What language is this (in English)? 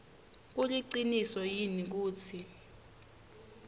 Swati